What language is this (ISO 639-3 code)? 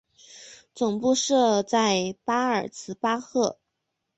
zho